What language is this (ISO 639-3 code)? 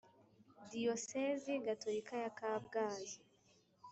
kin